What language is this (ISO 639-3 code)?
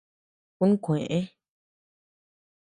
cux